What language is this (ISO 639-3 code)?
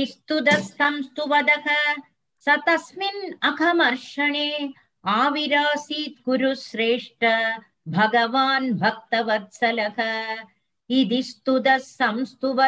tam